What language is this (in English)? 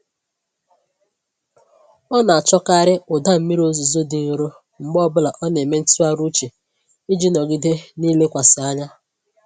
Igbo